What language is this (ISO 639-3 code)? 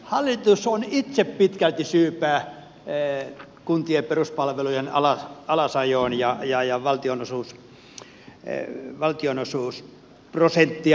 fin